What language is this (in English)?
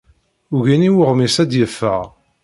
Kabyle